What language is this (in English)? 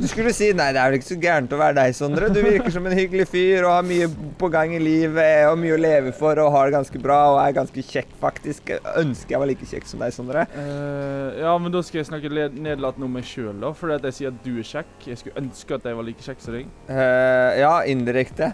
Norwegian